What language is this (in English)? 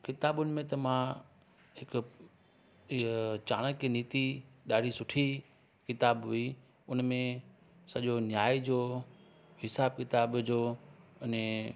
Sindhi